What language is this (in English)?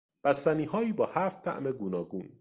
Persian